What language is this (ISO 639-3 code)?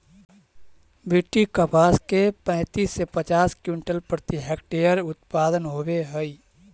mag